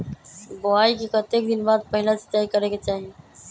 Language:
Magahi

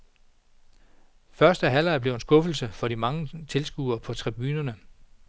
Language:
Danish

